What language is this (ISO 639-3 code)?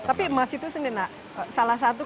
ind